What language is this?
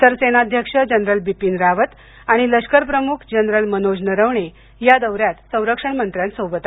Marathi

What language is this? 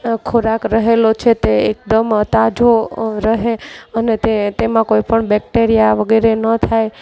Gujarati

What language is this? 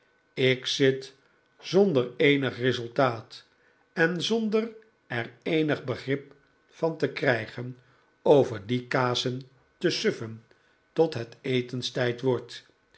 Dutch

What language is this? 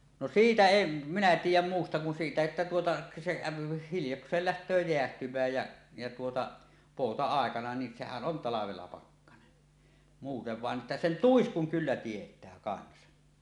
Finnish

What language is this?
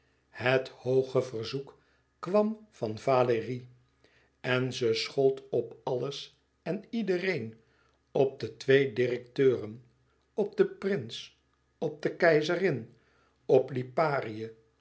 Dutch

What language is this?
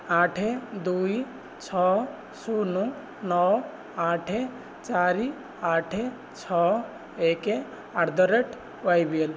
Odia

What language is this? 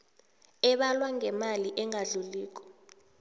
South Ndebele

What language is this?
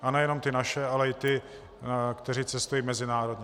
Czech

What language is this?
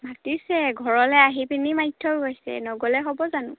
Assamese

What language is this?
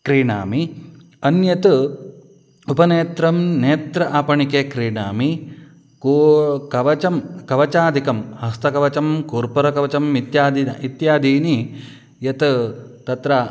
Sanskrit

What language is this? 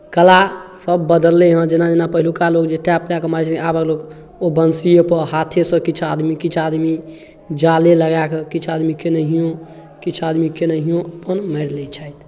Maithili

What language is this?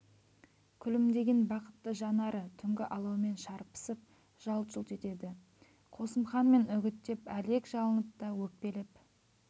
Kazakh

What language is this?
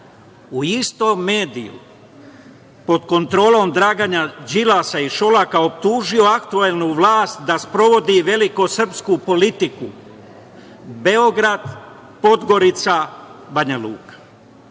Serbian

